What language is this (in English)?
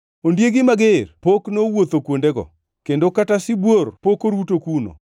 Luo (Kenya and Tanzania)